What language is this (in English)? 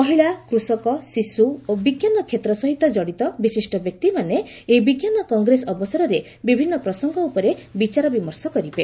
Odia